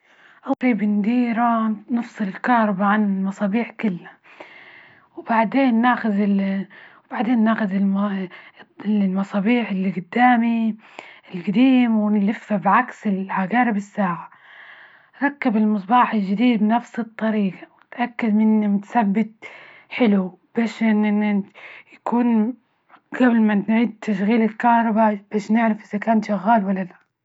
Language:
Libyan Arabic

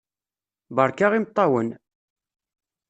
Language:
Kabyle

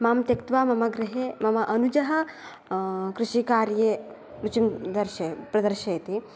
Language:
Sanskrit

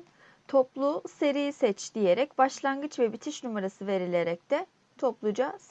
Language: Turkish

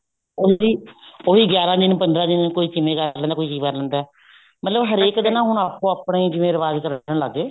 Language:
Punjabi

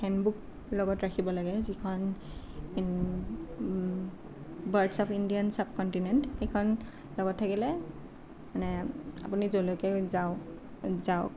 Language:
Assamese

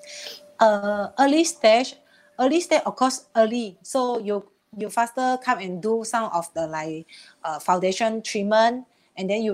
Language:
Malay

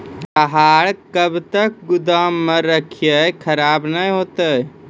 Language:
Maithili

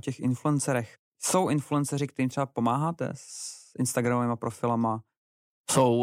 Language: Czech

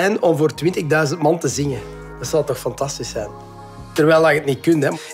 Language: Dutch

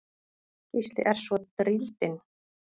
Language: Icelandic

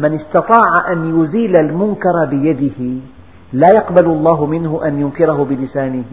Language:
Arabic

